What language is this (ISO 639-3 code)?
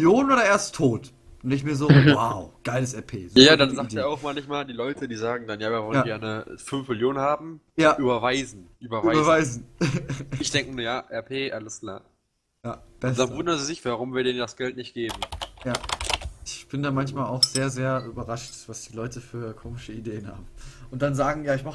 deu